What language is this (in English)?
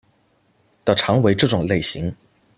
Chinese